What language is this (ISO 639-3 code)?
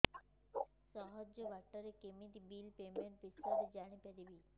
ori